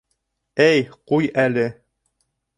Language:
Bashkir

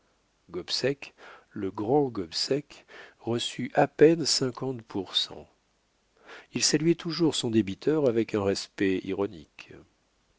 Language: French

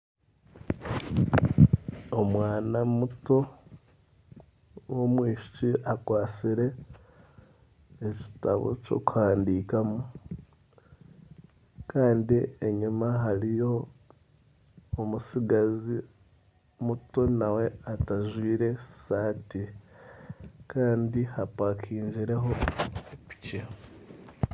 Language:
Nyankole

